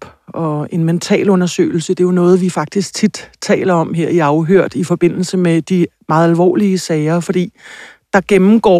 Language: Danish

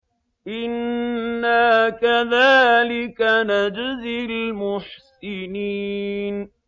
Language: Arabic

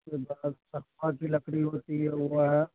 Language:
Urdu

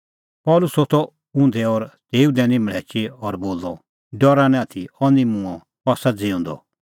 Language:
Kullu Pahari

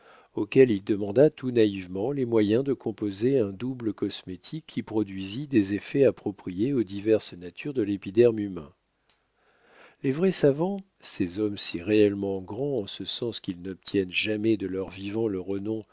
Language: French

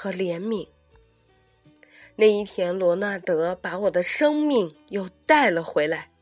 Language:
Chinese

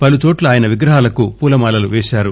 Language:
Telugu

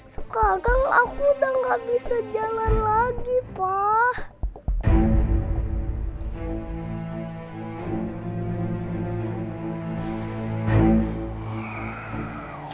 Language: Indonesian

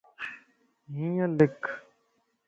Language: Lasi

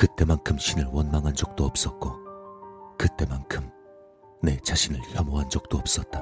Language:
Korean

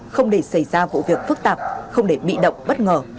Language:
Vietnamese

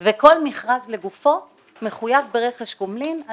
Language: Hebrew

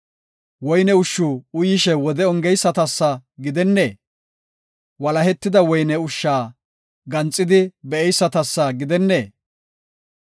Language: Gofa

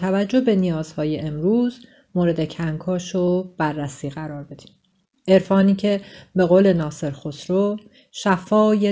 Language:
Persian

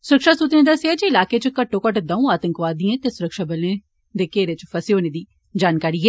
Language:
Dogri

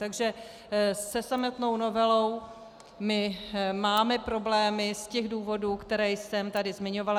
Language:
Czech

